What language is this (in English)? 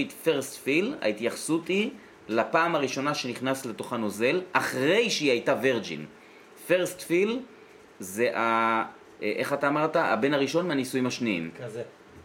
Hebrew